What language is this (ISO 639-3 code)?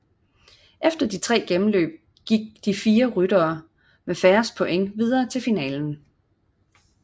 dan